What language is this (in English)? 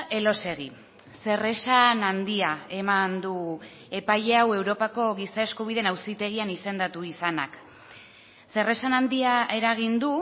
Basque